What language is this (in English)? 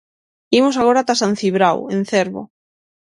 Galician